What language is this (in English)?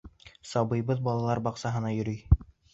Bashkir